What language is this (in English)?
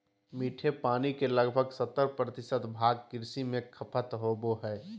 Magahi